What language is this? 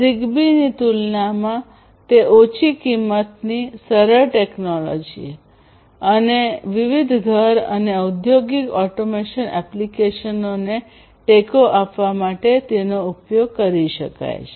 Gujarati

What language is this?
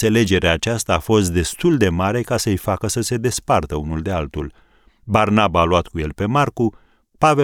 Romanian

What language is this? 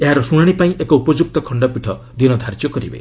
Odia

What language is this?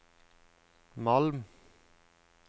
Norwegian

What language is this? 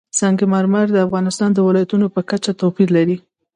Pashto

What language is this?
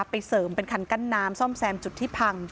Thai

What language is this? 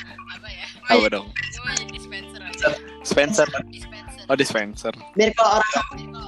Indonesian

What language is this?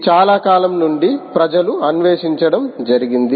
Telugu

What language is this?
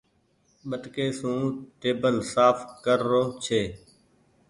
Goaria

